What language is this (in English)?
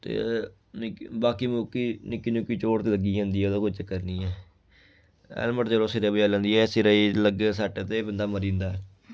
Dogri